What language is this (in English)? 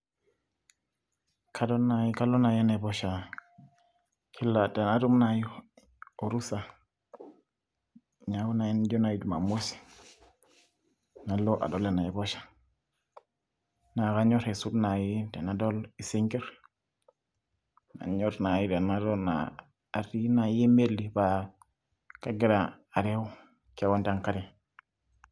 Masai